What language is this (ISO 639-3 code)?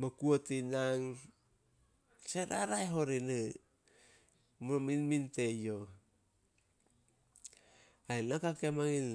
sol